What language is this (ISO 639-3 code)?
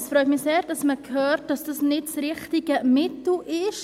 gsw